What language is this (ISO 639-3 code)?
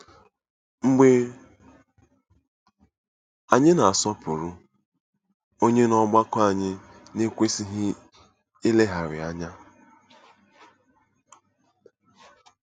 ibo